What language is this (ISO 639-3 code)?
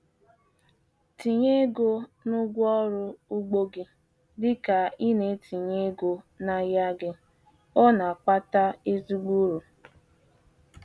ibo